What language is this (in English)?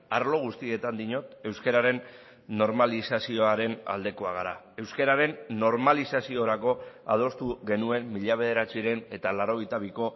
Basque